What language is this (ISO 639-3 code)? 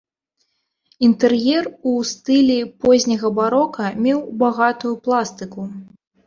bel